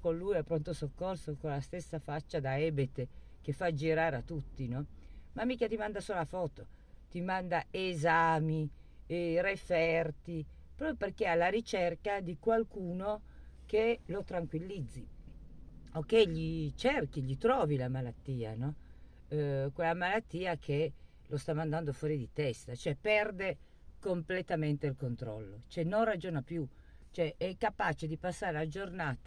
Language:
Italian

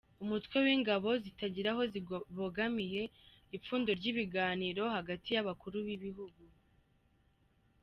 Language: Kinyarwanda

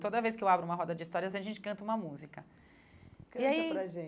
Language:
Portuguese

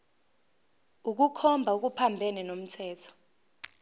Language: Zulu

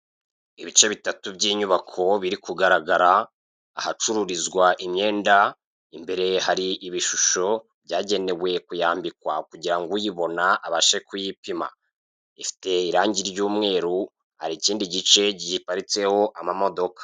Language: Kinyarwanda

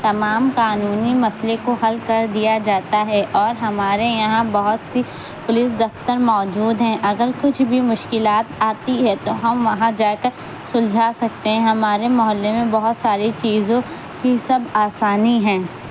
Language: Urdu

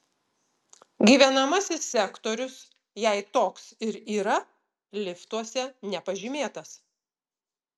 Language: Lithuanian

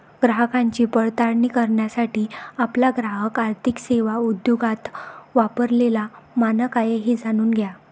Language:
Marathi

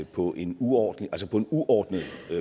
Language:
Danish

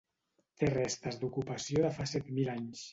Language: Catalan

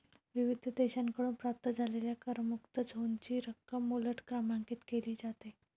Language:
Marathi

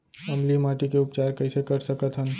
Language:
Chhattisgarhi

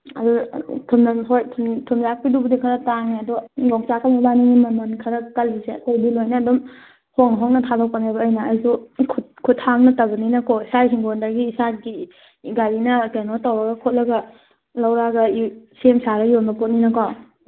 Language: Manipuri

